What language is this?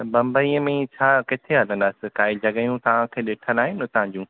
Sindhi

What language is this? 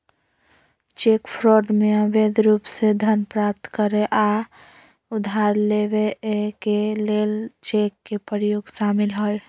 Magahi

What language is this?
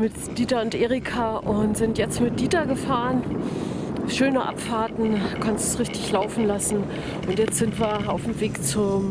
German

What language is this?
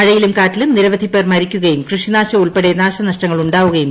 Malayalam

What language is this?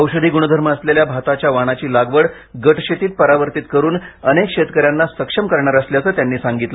Marathi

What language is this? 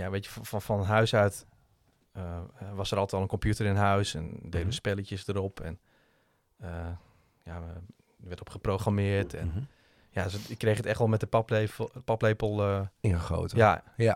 Dutch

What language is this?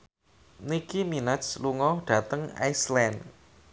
Javanese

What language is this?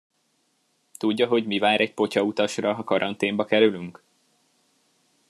Hungarian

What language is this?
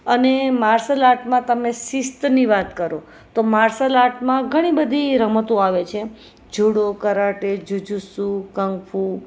Gujarati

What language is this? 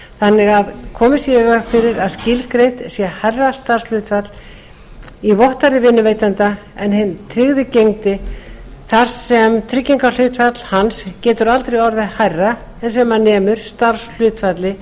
Icelandic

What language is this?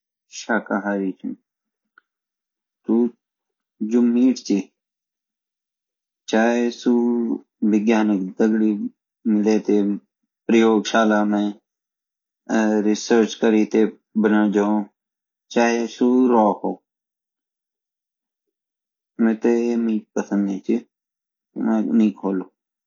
Garhwali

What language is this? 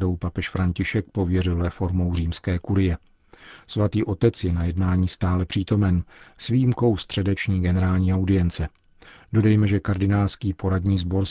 Czech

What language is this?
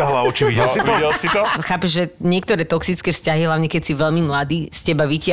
Slovak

